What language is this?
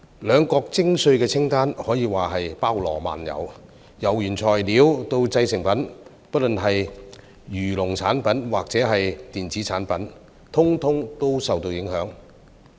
Cantonese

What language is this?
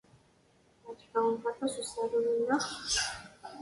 Kabyle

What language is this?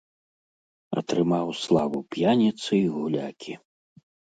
Belarusian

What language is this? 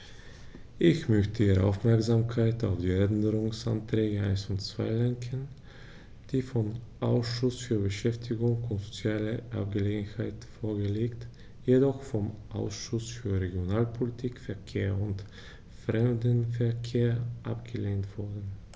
German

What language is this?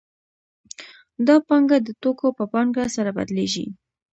Pashto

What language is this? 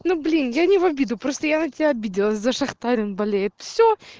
Russian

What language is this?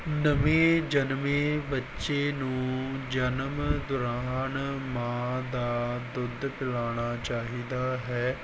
Punjabi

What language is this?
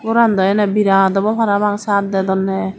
Chakma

